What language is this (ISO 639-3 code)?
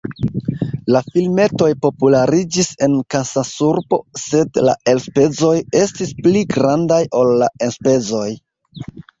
epo